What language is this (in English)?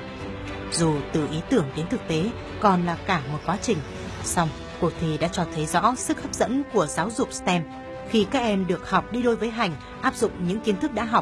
Vietnamese